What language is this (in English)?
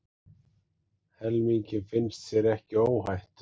Icelandic